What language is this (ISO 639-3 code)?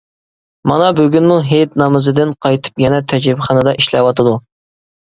uig